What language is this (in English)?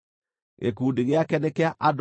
Kikuyu